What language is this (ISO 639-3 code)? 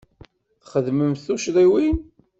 kab